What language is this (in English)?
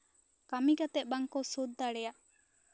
Santali